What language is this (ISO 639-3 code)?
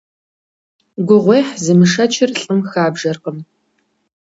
kbd